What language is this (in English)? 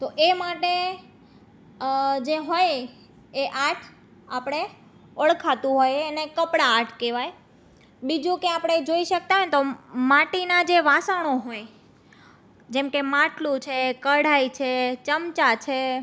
Gujarati